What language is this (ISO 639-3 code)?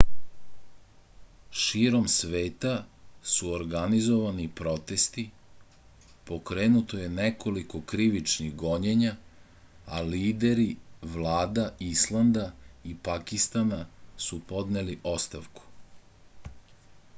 srp